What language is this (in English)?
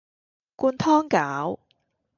Cantonese